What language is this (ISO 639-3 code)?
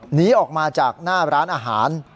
tha